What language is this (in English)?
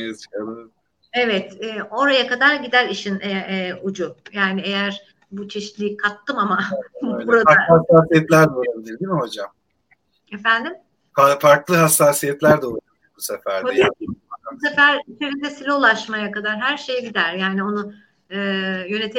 Turkish